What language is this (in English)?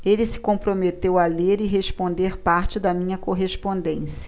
Portuguese